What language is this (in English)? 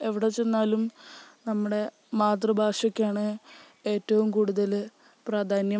Malayalam